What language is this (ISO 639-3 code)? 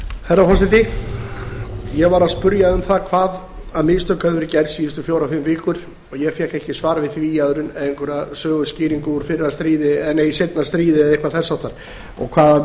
isl